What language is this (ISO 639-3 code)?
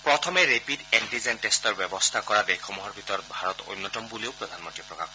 asm